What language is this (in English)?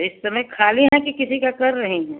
Hindi